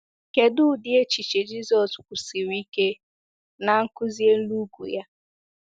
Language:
Igbo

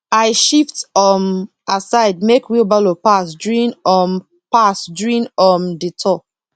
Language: Nigerian Pidgin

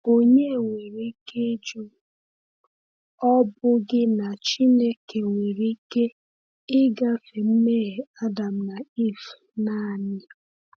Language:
Igbo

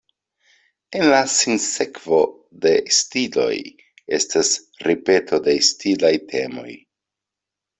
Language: Esperanto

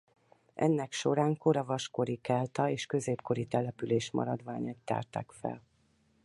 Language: Hungarian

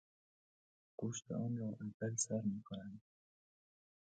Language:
Persian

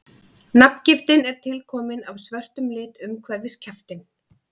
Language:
Icelandic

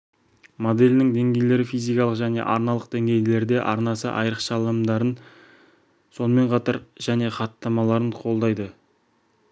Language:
Kazakh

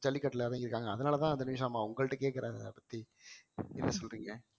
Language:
Tamil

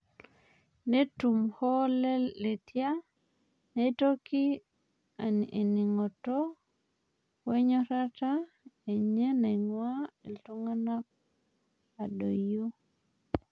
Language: Masai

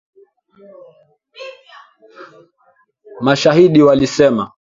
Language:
Swahili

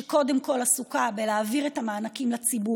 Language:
Hebrew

